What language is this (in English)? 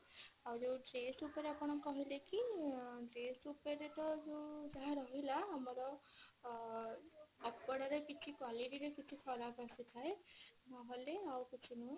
Odia